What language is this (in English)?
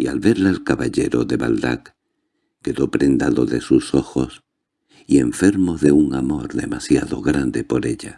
Spanish